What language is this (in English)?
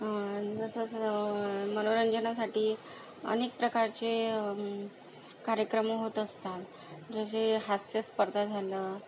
Marathi